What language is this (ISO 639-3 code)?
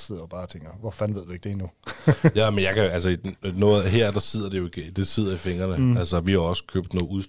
dan